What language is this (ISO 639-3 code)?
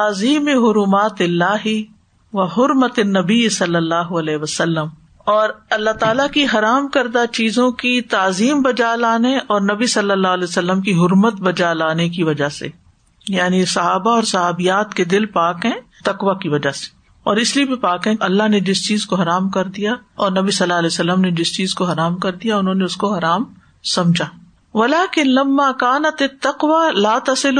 urd